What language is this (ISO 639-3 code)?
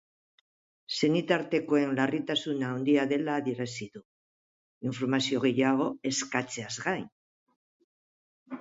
eus